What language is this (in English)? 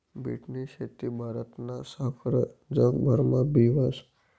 Marathi